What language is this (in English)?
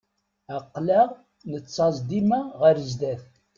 Kabyle